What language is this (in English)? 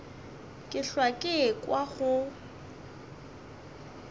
Northern Sotho